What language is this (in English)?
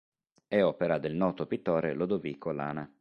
Italian